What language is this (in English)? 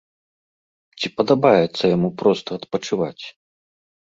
Belarusian